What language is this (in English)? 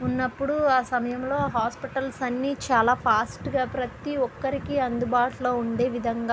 Telugu